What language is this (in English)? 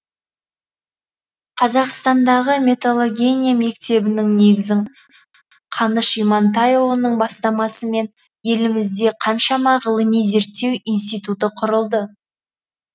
Kazakh